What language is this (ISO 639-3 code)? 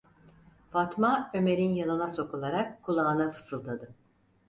tur